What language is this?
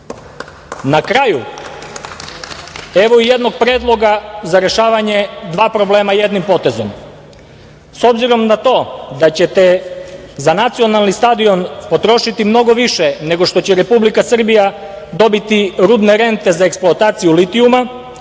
Serbian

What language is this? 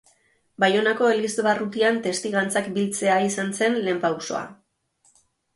Basque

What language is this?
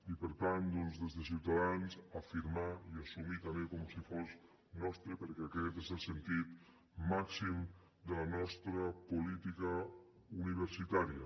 Catalan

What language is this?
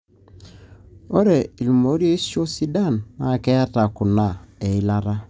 Masai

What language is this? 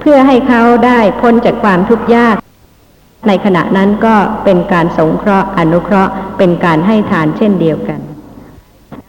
Thai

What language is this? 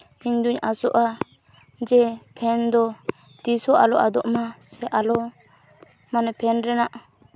Santali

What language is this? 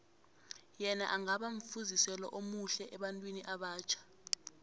South Ndebele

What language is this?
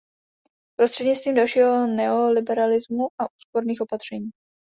Czech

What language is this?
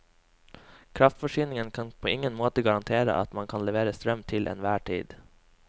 Norwegian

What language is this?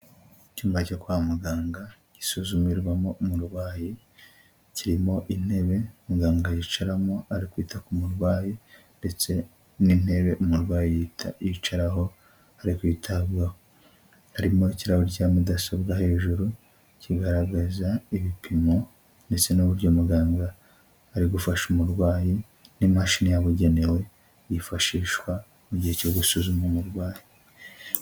Kinyarwanda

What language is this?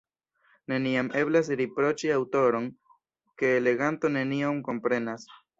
Esperanto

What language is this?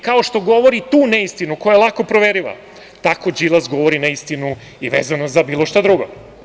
Serbian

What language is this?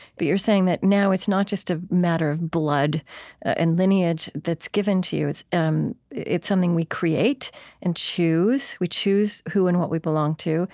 English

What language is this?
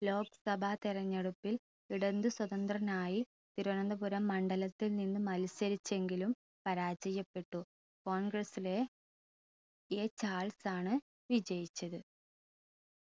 Malayalam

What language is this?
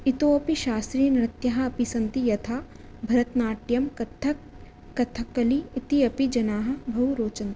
Sanskrit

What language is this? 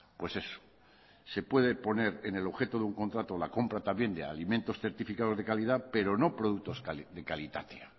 Spanish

